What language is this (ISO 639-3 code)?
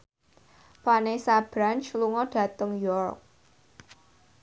jav